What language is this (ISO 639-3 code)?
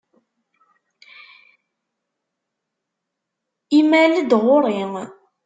kab